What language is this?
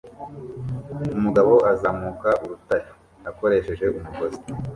Kinyarwanda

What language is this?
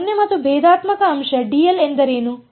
Kannada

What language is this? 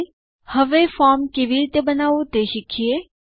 Gujarati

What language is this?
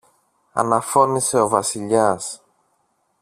Greek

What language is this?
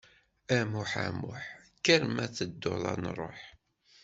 Kabyle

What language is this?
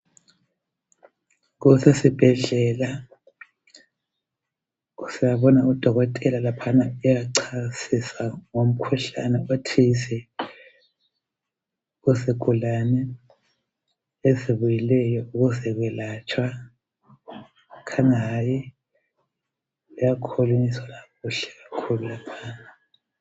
North Ndebele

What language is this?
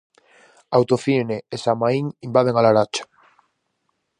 Galician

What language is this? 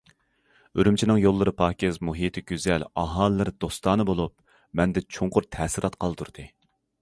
Uyghur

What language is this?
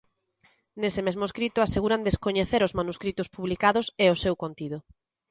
Galician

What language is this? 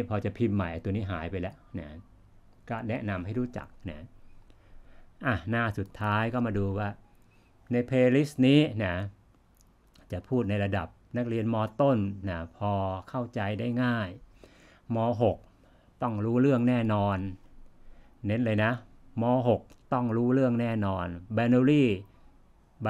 Thai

